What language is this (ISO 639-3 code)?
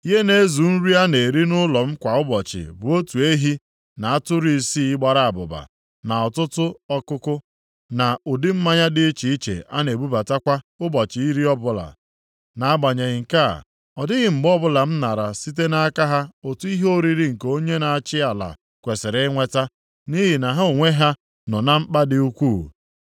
ibo